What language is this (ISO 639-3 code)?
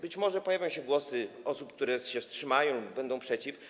pol